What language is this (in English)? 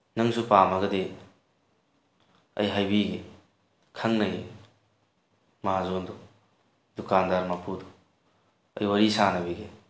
Manipuri